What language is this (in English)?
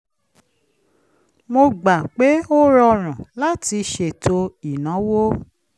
Yoruba